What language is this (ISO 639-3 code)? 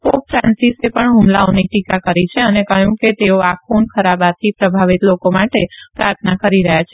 guj